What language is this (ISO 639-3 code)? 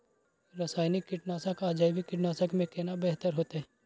mai